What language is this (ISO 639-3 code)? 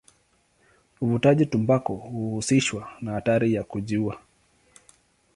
swa